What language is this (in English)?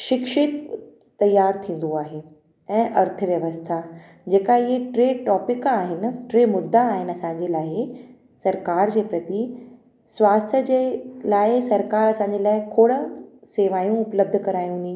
Sindhi